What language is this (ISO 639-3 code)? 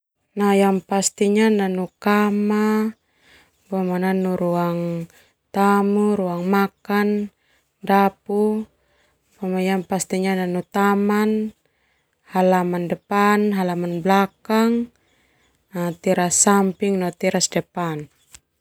twu